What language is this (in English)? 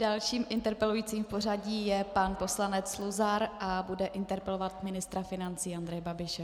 Czech